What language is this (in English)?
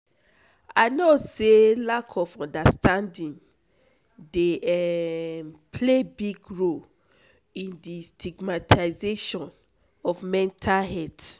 Nigerian Pidgin